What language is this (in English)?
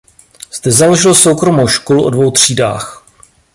Czech